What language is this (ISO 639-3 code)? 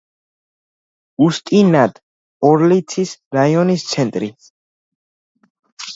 kat